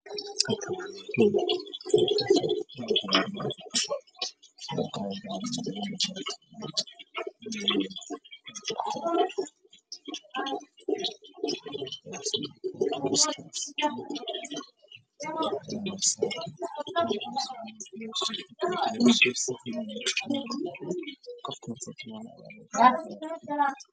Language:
Somali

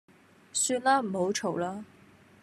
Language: Cantonese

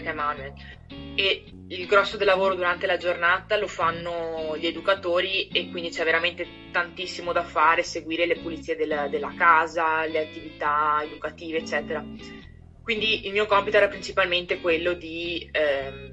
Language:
Italian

